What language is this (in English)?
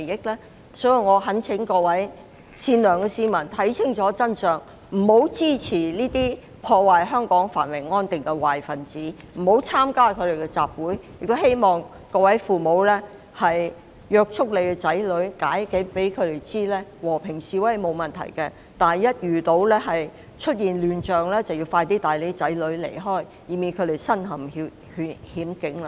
Cantonese